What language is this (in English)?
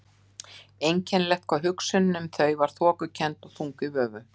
Icelandic